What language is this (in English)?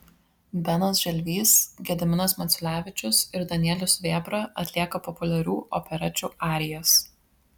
Lithuanian